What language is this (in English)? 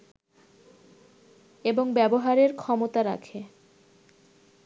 Bangla